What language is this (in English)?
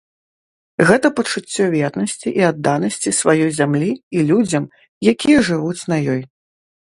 Belarusian